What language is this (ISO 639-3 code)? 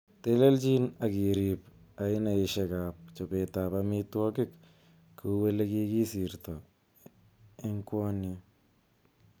kln